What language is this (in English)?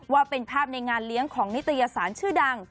Thai